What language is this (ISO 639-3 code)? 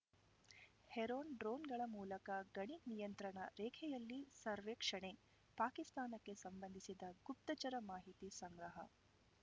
kan